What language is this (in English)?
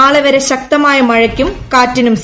Malayalam